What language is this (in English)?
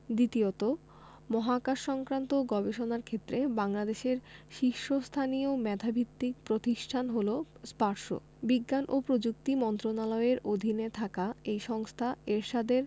Bangla